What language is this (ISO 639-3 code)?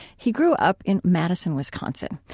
eng